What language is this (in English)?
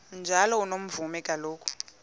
Xhosa